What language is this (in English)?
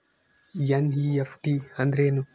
Kannada